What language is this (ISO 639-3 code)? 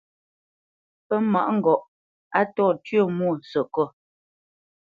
bce